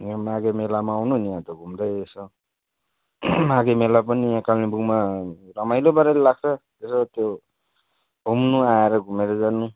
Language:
Nepali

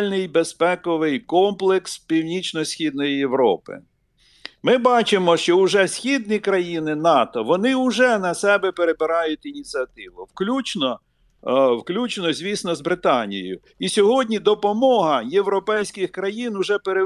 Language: Ukrainian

